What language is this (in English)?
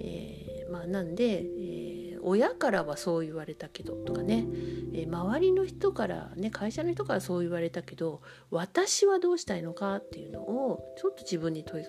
Japanese